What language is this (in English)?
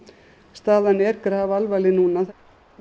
Icelandic